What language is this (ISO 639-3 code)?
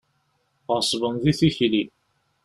kab